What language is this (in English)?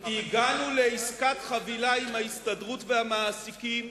Hebrew